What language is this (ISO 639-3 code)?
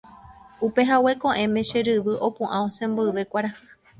grn